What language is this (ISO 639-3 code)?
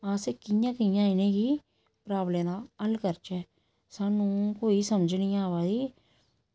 doi